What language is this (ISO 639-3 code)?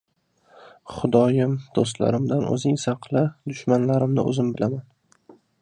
uzb